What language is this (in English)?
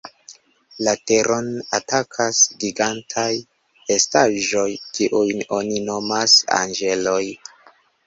Esperanto